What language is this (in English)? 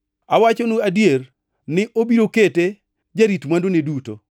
Luo (Kenya and Tanzania)